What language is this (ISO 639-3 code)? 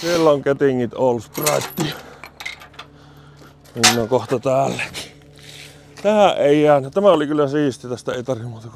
fin